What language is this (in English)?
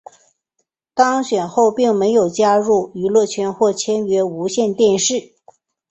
Chinese